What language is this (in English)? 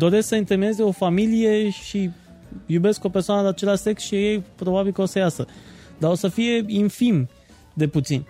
Romanian